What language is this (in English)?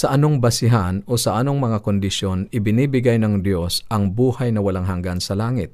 Filipino